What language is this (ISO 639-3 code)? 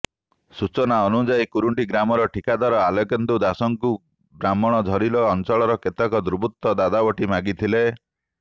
ori